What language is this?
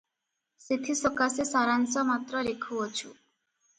Odia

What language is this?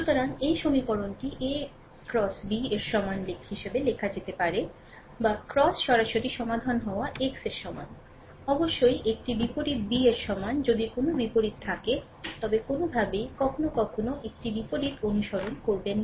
Bangla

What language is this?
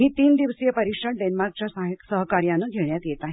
Marathi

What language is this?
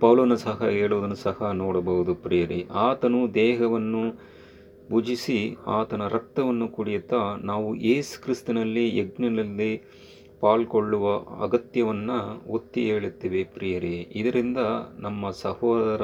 Kannada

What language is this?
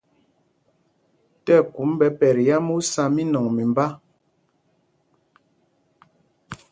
Mpumpong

